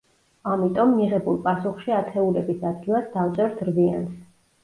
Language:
Georgian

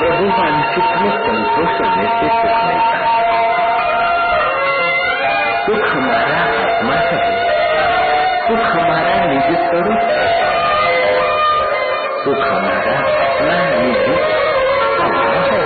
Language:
Hindi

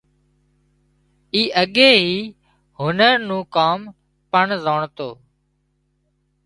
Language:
Wadiyara Koli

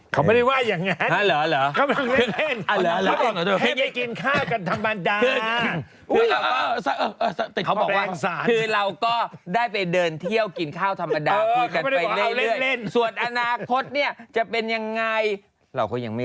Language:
Thai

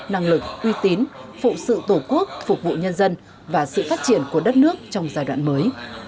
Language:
Vietnamese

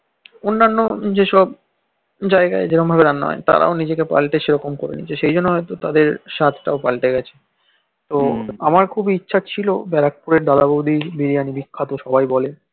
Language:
Bangla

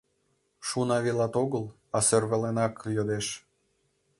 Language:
Mari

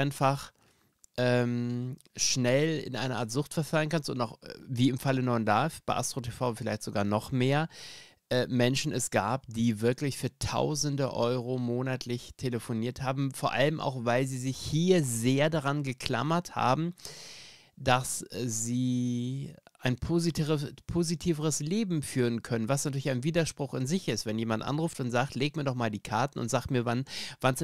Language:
German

